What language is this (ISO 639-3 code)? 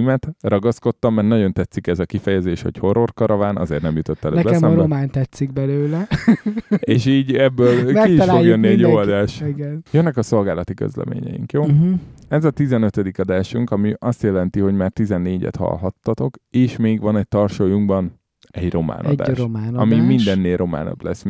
hun